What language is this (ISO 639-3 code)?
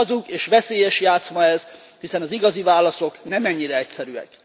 hun